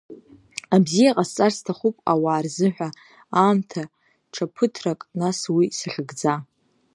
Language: Abkhazian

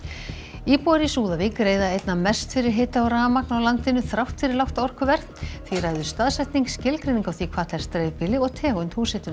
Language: Icelandic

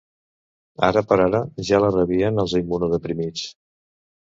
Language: Catalan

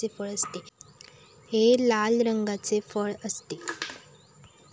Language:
Marathi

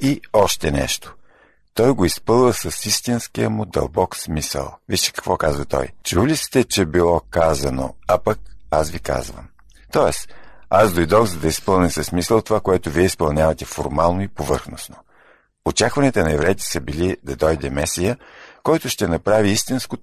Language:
Bulgarian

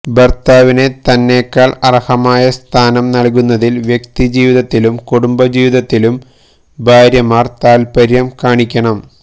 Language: Malayalam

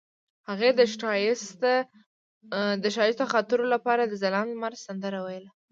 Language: Pashto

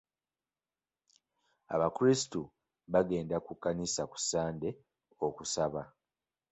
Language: Ganda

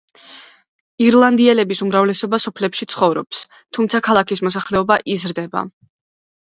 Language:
Georgian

